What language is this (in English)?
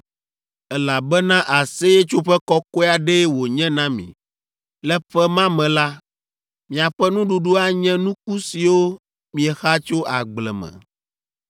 Ewe